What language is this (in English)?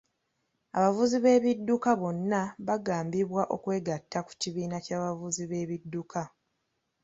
Ganda